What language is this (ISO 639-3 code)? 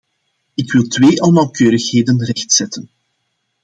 nld